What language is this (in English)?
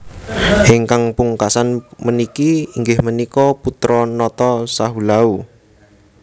Javanese